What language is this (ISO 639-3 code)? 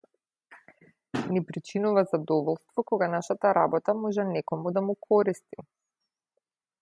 mkd